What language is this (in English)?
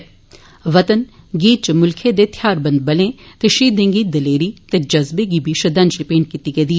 Dogri